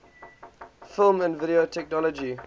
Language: English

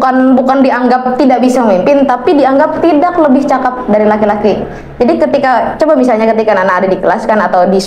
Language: Indonesian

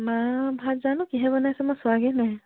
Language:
Assamese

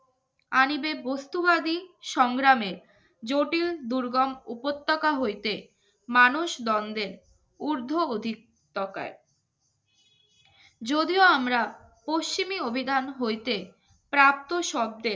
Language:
Bangla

